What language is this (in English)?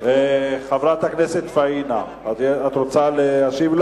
Hebrew